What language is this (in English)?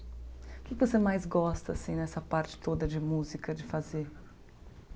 Portuguese